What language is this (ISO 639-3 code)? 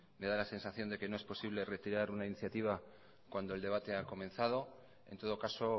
spa